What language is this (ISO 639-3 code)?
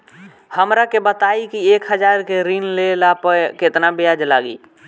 bho